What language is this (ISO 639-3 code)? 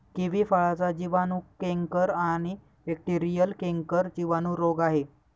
mar